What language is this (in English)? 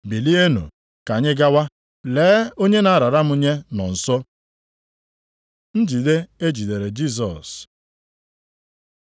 Igbo